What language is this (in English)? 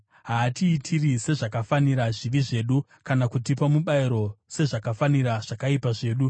Shona